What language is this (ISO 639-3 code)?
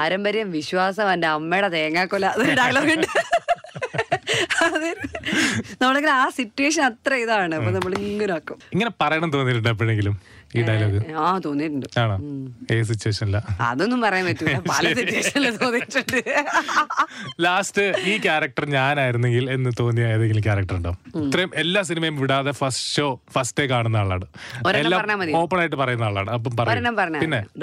mal